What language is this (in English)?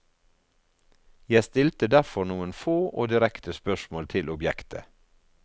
Norwegian